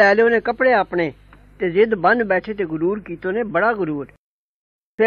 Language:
Punjabi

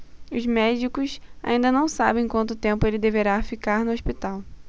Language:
Portuguese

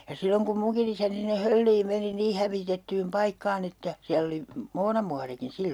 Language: Finnish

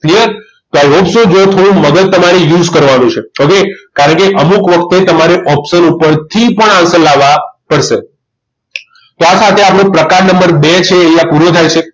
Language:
Gujarati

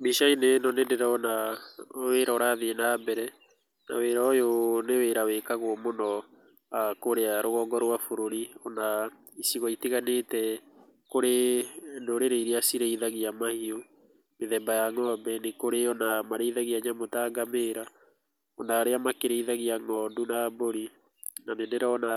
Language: Kikuyu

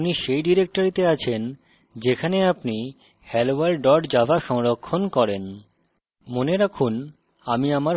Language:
Bangla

